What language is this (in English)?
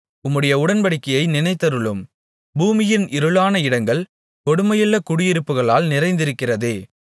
Tamil